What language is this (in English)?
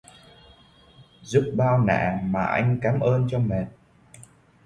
Vietnamese